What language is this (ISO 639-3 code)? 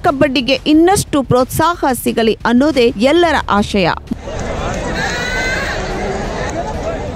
ind